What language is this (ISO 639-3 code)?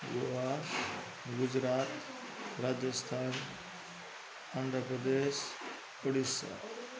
nep